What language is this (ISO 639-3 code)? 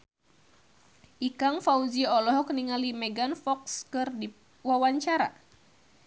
sun